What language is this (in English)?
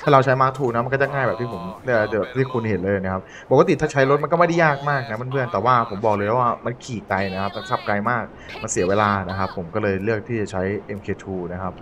Thai